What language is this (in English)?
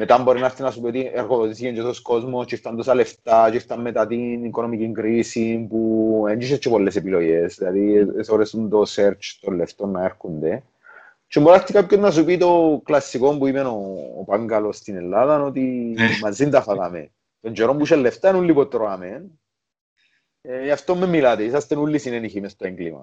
Greek